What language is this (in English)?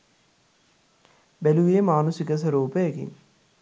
Sinhala